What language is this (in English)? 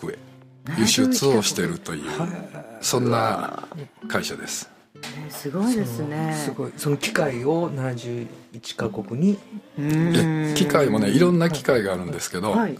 Japanese